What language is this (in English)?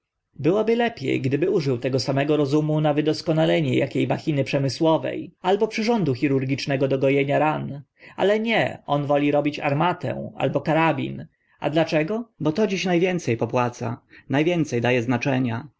Polish